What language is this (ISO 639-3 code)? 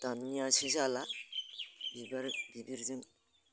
brx